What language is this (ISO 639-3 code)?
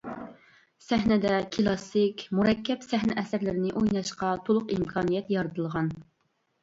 uig